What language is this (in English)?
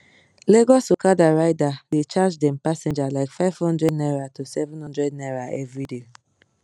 Nigerian Pidgin